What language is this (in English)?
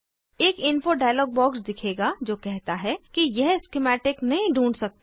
Hindi